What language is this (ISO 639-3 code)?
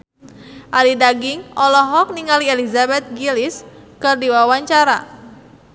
sun